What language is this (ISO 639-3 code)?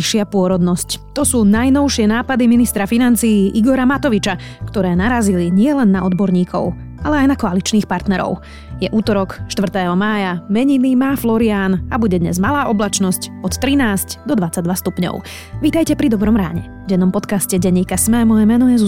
slk